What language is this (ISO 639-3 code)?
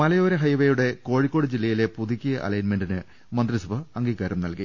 mal